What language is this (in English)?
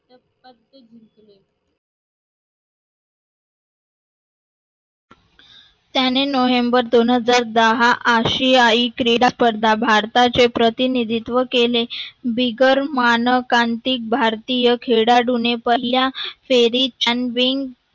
Marathi